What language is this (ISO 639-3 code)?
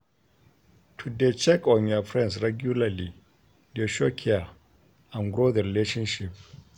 pcm